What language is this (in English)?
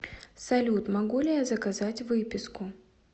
Russian